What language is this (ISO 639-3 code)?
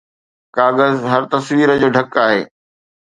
snd